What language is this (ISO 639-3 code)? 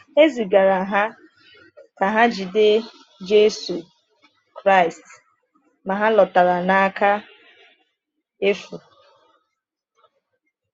ibo